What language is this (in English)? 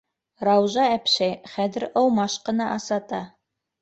Bashkir